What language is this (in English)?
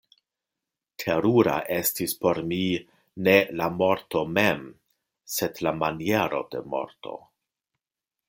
Esperanto